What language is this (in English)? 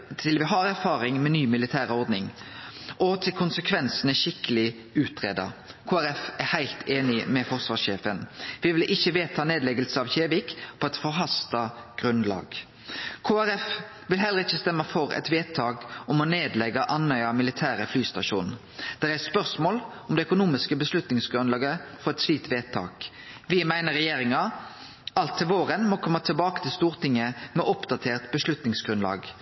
Norwegian Nynorsk